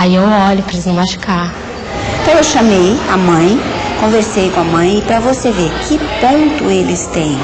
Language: Portuguese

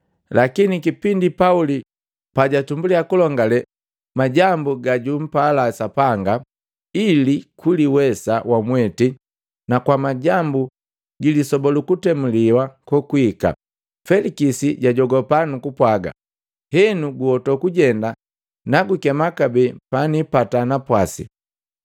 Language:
Matengo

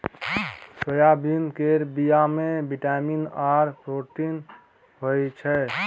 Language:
Maithili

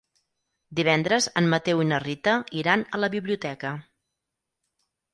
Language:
Catalan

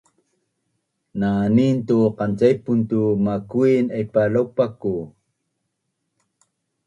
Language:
Bunun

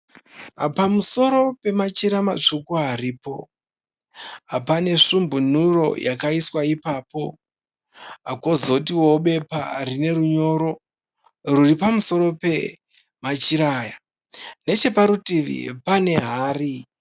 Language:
Shona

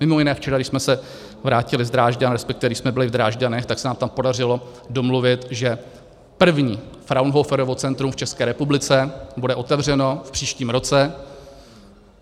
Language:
Czech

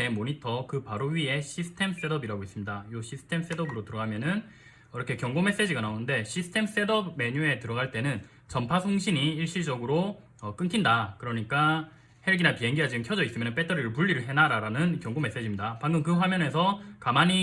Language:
Korean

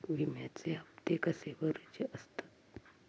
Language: Marathi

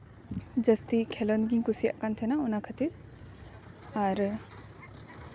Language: Santali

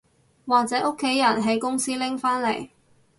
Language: Cantonese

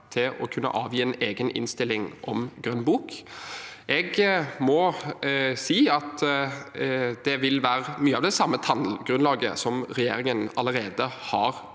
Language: Norwegian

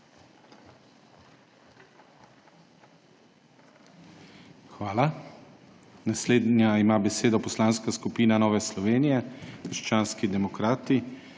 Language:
Slovenian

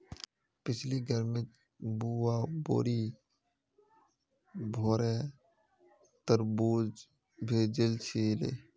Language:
Magahi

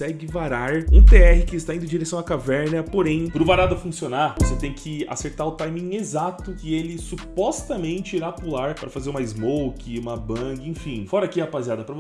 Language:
Portuguese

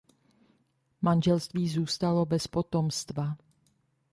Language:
Czech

